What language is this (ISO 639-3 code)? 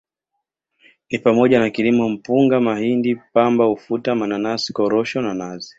swa